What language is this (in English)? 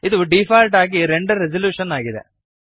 Kannada